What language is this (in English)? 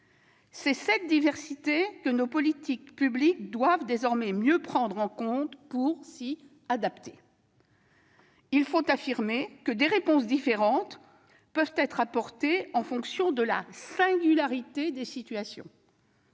French